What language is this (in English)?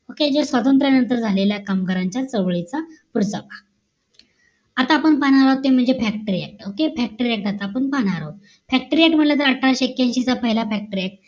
Marathi